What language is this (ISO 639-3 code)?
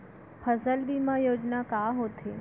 hne